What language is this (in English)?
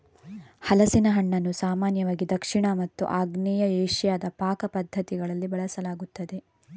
Kannada